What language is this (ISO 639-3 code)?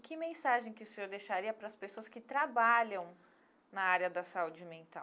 por